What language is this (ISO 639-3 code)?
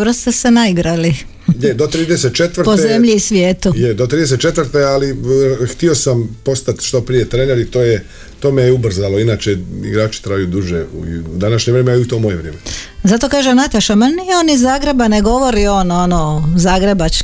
hrv